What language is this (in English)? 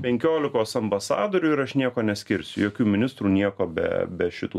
Lithuanian